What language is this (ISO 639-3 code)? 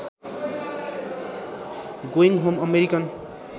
nep